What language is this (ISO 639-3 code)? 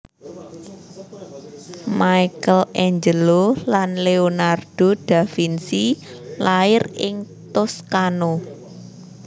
jav